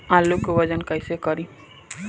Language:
Bhojpuri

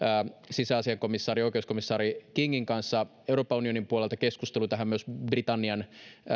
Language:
Finnish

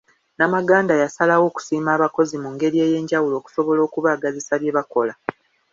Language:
Ganda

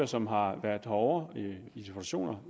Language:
Danish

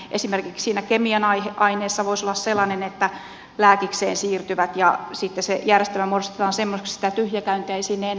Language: Finnish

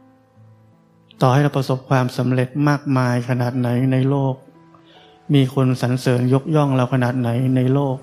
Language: Thai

